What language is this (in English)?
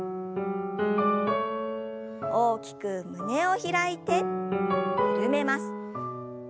Japanese